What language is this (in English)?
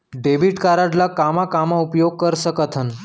Chhattisgarhi